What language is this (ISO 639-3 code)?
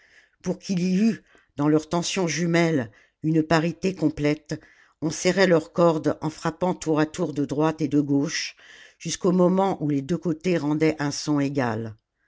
fra